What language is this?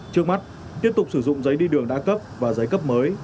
Vietnamese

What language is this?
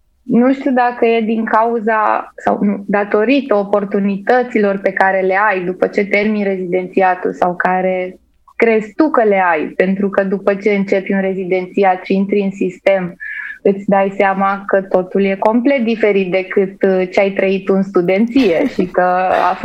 Romanian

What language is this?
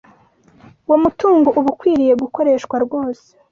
Kinyarwanda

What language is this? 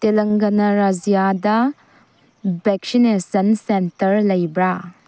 Manipuri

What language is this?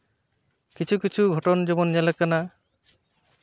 Santali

